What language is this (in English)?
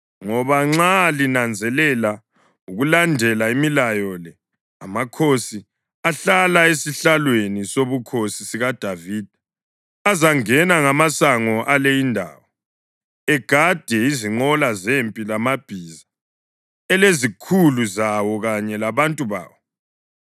North Ndebele